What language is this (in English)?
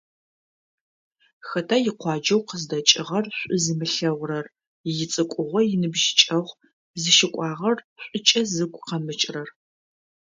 Adyghe